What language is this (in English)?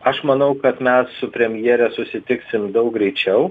Lithuanian